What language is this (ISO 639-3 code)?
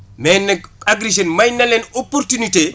wol